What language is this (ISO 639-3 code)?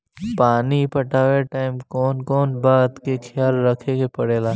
bho